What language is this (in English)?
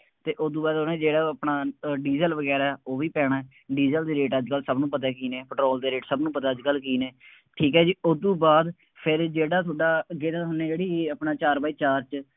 Punjabi